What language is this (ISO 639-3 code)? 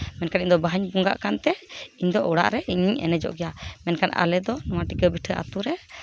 sat